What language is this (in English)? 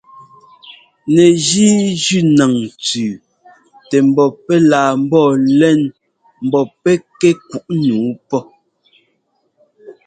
Ngomba